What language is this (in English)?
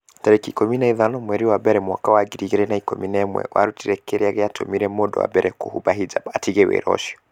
Kikuyu